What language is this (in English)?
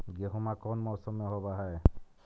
Magahi